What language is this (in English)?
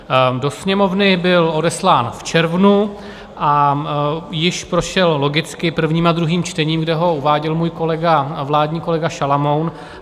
Czech